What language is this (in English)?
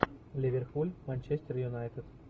Russian